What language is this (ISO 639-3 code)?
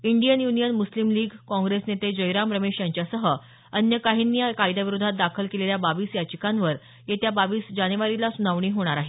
mar